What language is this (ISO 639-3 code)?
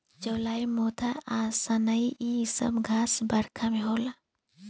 bho